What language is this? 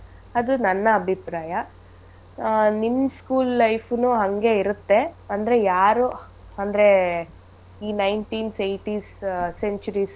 Kannada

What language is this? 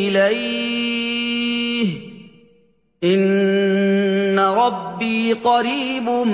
Arabic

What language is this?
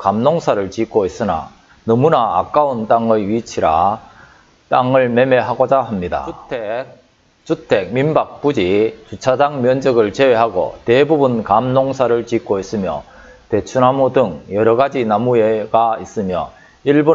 Korean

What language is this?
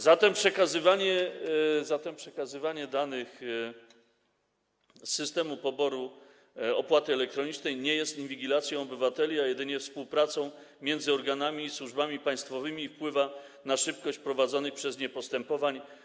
Polish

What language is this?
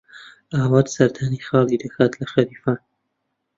Central Kurdish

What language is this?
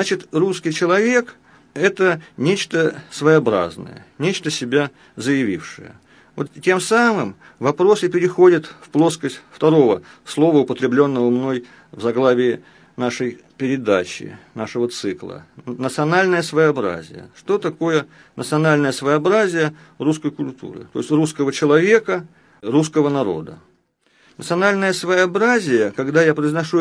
Russian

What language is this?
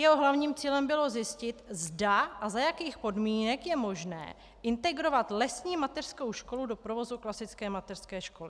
Czech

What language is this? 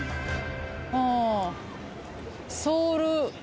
Japanese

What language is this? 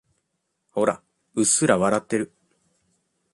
Japanese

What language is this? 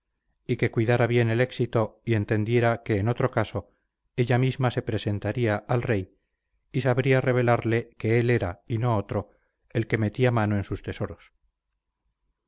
Spanish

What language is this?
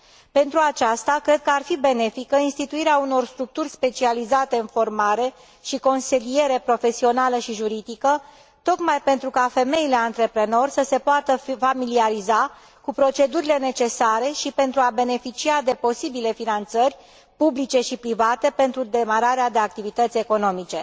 Romanian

